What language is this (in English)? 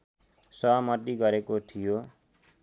Nepali